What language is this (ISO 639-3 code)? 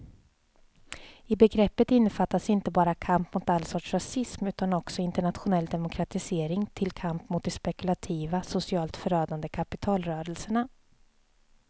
swe